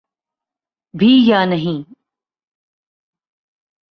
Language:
Urdu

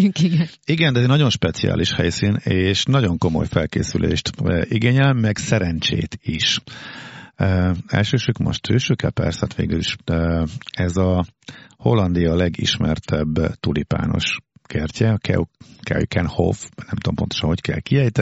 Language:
Hungarian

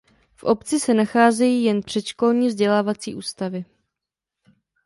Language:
Czech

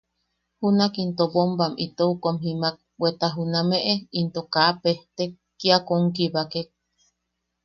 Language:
Yaqui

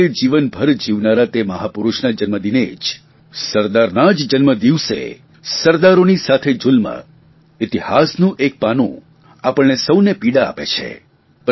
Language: Gujarati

